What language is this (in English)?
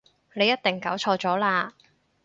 Cantonese